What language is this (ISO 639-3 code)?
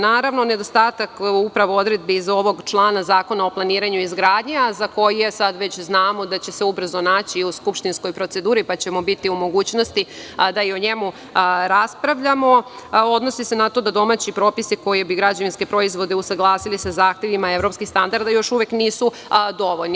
srp